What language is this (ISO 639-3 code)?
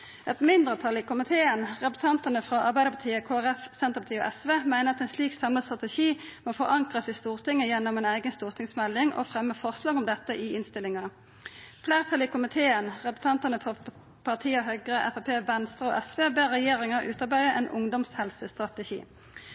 nno